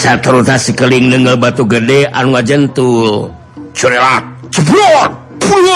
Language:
Indonesian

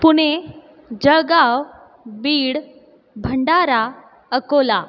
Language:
Marathi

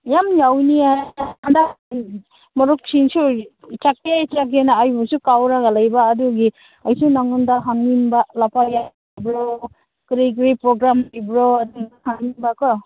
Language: Manipuri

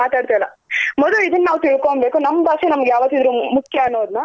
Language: Kannada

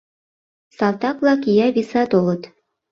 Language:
Mari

